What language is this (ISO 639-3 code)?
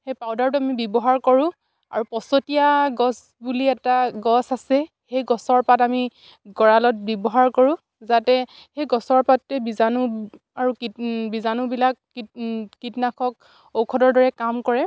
asm